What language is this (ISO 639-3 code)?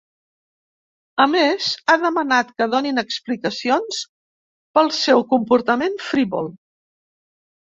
cat